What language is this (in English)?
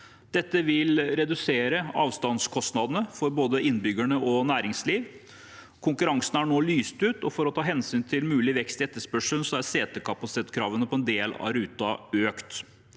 Norwegian